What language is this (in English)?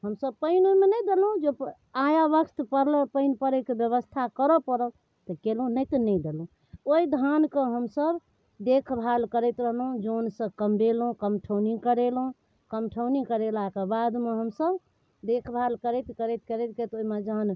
Maithili